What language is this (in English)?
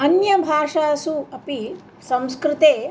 Sanskrit